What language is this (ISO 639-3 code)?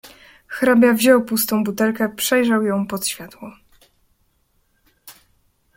pol